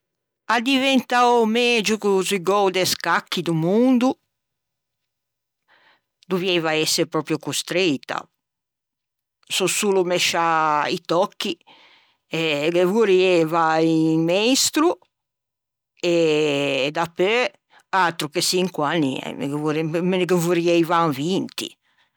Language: Ligurian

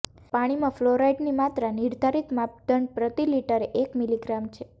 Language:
Gujarati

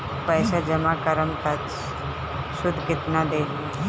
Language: Bhojpuri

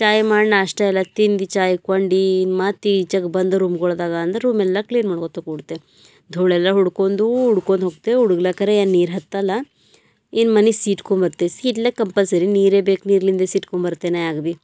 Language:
Kannada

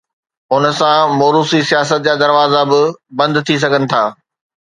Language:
Sindhi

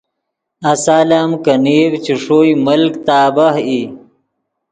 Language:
Yidgha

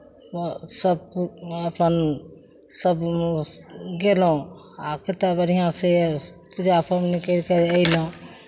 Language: Maithili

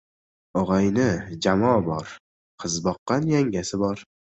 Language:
Uzbek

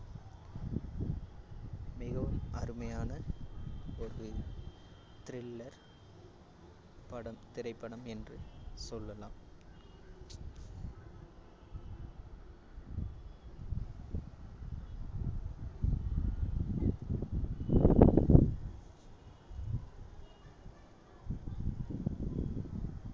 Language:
Tamil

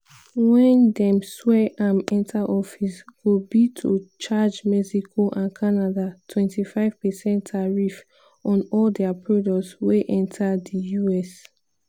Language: Nigerian Pidgin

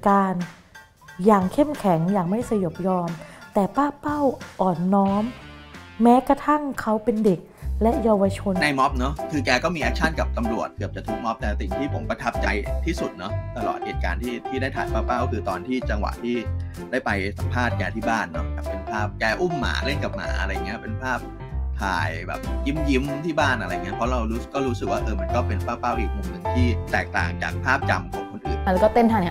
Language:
Thai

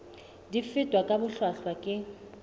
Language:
Southern Sotho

